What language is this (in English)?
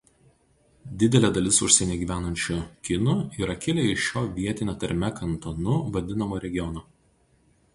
Lithuanian